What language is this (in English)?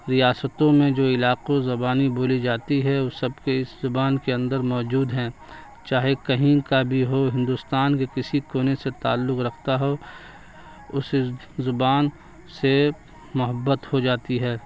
Urdu